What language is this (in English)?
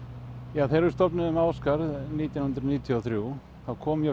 Icelandic